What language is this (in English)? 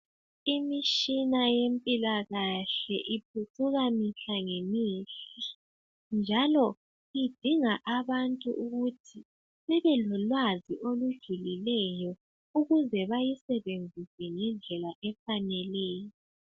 North Ndebele